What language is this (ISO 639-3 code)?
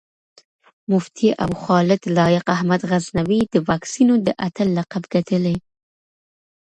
pus